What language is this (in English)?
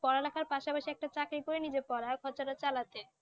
Bangla